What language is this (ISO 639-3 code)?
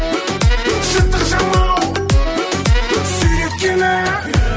kaz